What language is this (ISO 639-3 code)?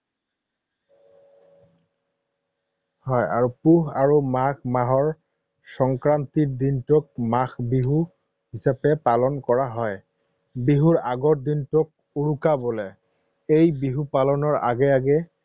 asm